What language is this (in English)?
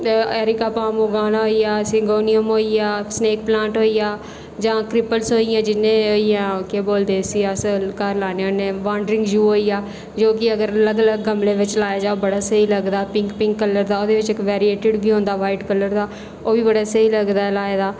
Dogri